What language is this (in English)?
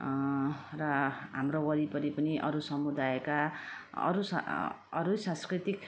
Nepali